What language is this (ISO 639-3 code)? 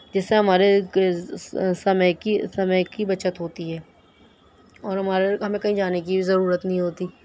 urd